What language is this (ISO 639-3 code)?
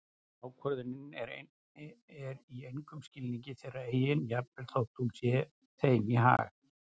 isl